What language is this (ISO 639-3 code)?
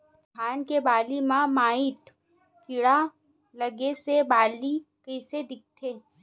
hne